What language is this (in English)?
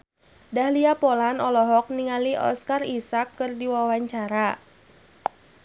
Sundanese